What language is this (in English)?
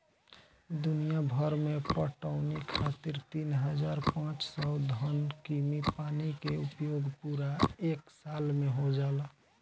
Bhojpuri